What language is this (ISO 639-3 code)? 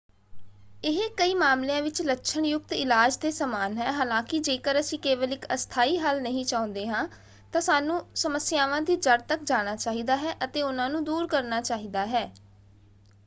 pan